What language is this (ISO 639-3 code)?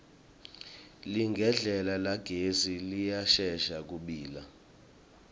ssw